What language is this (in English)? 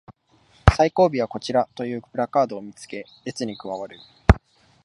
Japanese